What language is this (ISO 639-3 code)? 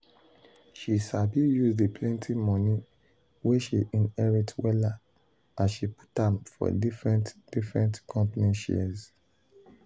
pcm